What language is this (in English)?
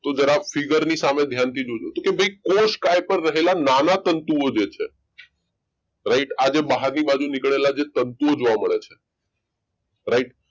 Gujarati